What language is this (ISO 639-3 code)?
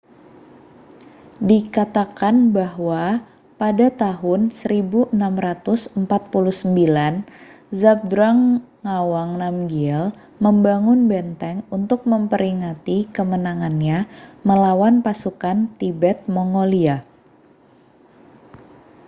ind